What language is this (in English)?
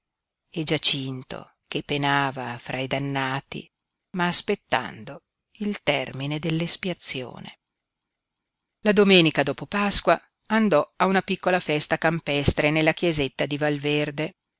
Italian